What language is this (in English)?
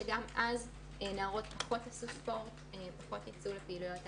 Hebrew